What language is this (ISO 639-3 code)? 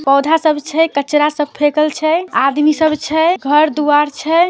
mag